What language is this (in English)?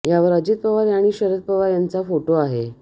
Marathi